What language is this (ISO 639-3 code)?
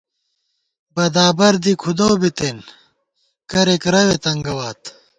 gwt